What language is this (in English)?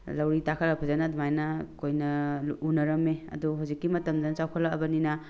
Manipuri